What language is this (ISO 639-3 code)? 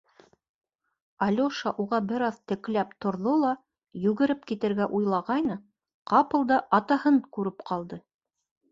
bak